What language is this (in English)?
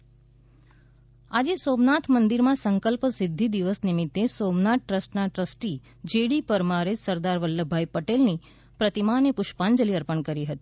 Gujarati